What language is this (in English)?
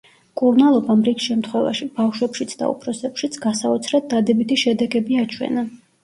Georgian